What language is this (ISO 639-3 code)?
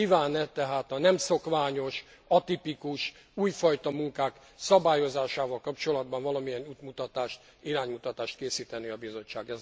hun